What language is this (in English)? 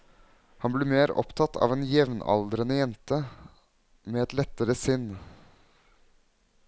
Norwegian